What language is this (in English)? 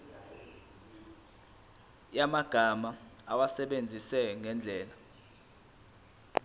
Zulu